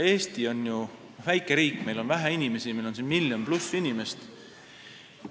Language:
Estonian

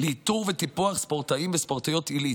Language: Hebrew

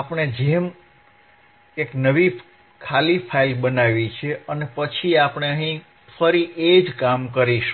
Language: Gujarati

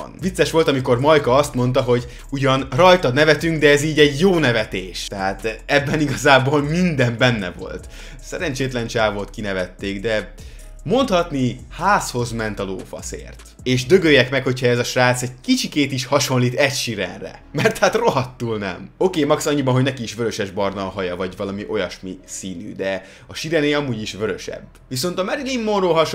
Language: Hungarian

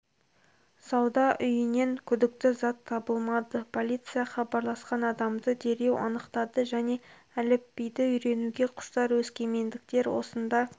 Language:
Kazakh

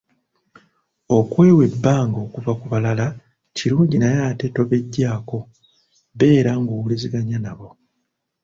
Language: Ganda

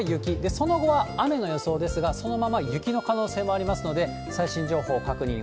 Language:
Japanese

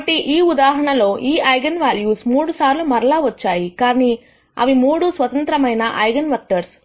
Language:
Telugu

